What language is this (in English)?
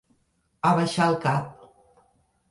Catalan